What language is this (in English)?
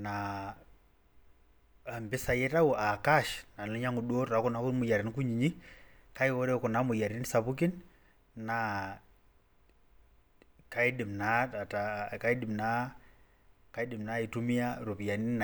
Masai